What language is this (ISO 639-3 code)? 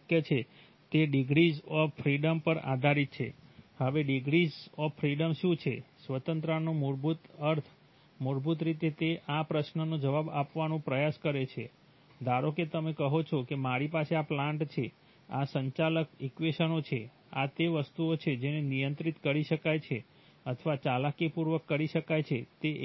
guj